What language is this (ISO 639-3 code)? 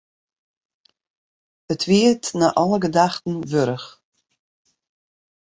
fry